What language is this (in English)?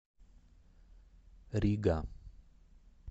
Russian